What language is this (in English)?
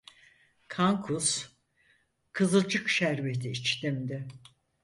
Turkish